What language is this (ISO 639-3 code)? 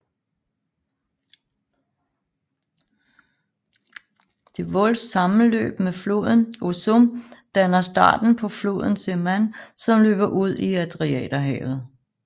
dan